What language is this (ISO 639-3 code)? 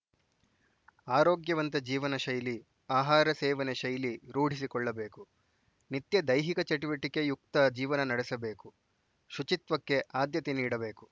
kan